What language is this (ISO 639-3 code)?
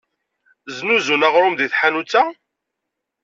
kab